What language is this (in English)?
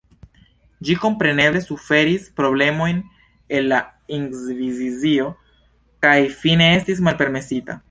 Esperanto